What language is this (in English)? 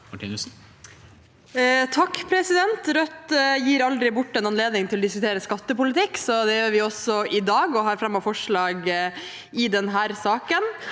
Norwegian